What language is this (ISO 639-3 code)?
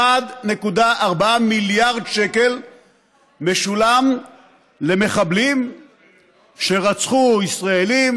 heb